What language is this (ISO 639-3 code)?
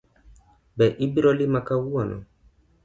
luo